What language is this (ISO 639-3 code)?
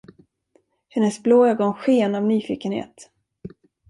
swe